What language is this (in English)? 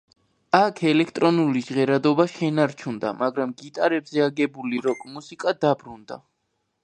Georgian